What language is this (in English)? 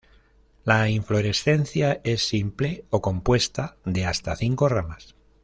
Spanish